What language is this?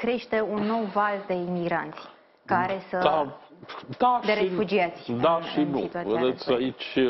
Romanian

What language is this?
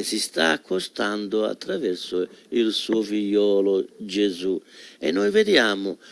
Italian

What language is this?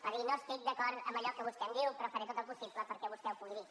Catalan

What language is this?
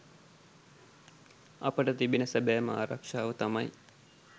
Sinhala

